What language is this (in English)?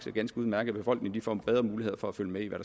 Danish